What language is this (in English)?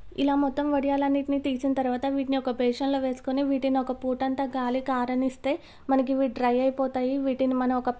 Telugu